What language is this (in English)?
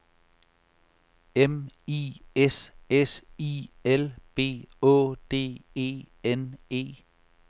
Danish